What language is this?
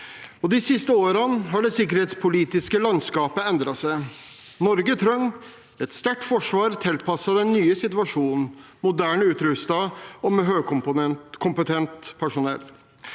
Norwegian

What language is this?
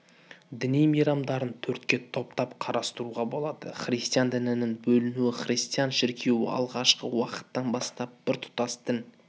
Kazakh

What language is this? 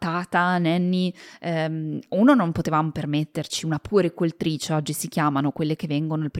Italian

